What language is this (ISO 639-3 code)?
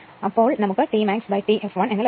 mal